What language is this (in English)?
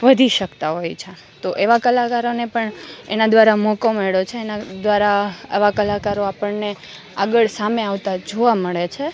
Gujarati